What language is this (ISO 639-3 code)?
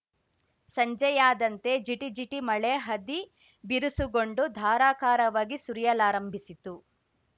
kan